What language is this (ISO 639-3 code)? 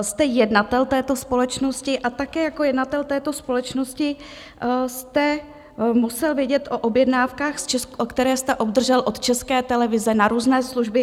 ces